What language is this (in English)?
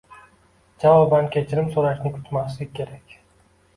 Uzbek